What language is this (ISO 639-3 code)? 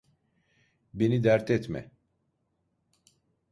tur